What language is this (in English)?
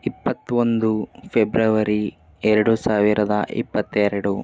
Kannada